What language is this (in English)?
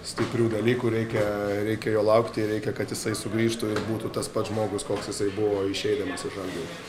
Lithuanian